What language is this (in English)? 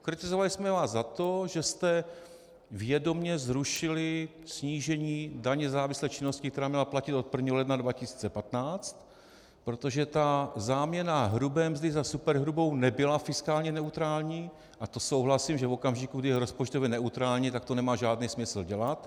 Czech